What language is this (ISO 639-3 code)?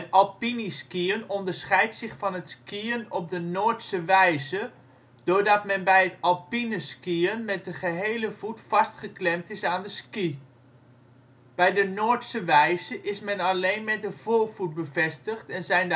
nld